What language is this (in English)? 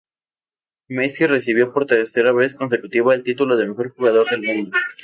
Spanish